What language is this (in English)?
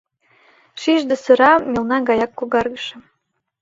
Mari